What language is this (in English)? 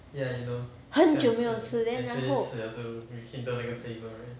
English